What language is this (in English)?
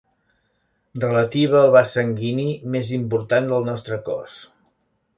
Catalan